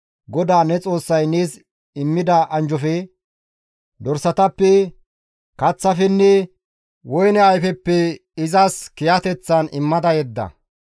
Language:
Gamo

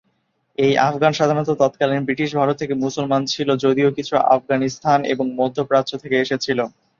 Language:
Bangla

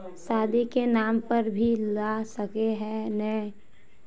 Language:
Magahi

